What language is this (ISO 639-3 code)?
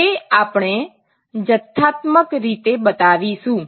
guj